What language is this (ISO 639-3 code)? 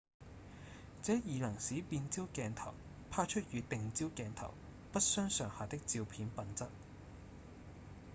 yue